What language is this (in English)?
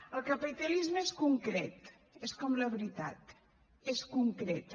Catalan